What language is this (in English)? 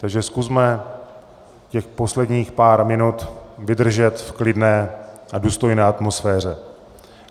Czech